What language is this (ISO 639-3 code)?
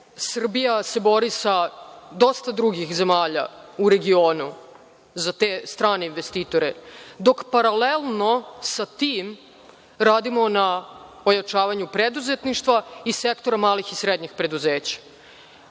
srp